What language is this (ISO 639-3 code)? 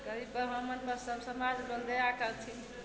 mai